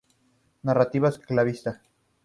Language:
Spanish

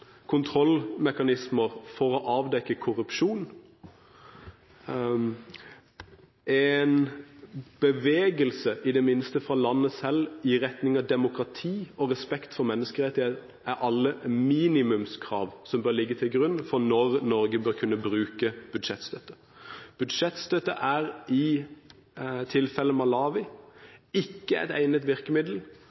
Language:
Norwegian Bokmål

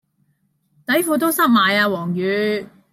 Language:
Cantonese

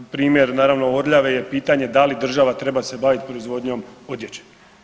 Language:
Croatian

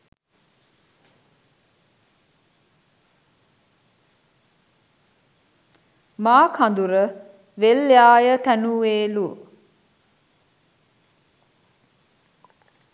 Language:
Sinhala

